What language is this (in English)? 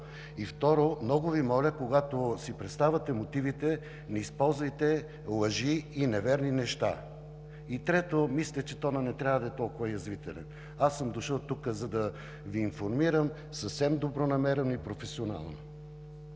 Bulgarian